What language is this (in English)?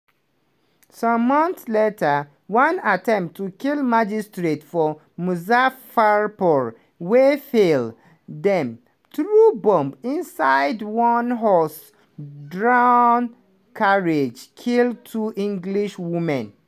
Nigerian Pidgin